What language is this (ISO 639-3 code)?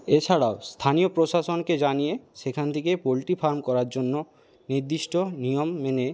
ben